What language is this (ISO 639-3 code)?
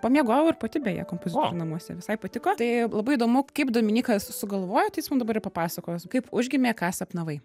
lit